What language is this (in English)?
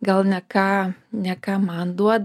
Lithuanian